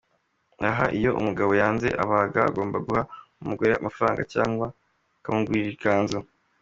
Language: Kinyarwanda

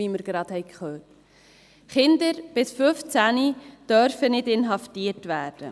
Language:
Swiss German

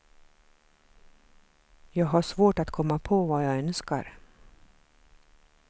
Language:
Swedish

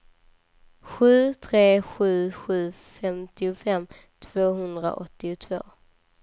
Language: Swedish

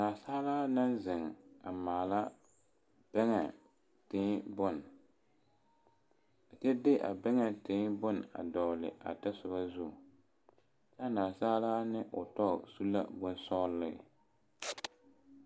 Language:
Southern Dagaare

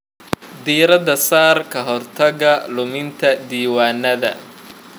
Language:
Somali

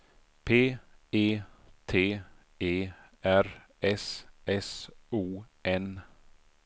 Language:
Swedish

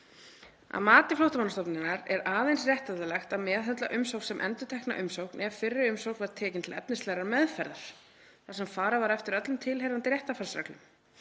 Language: Icelandic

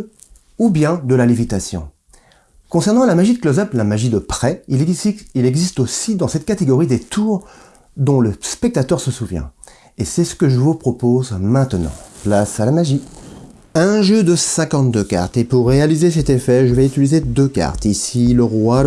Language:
French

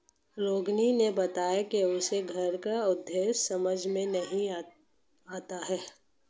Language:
Hindi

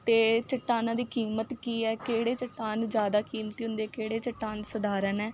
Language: Punjabi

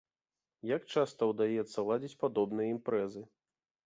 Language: Belarusian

